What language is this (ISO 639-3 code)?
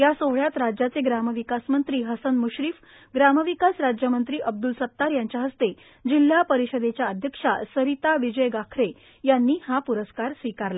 mar